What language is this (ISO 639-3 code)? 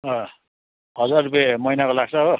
nep